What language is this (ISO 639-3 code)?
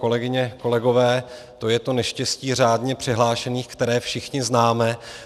ces